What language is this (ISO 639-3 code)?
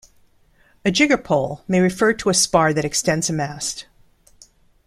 eng